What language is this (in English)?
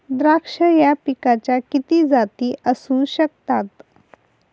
Marathi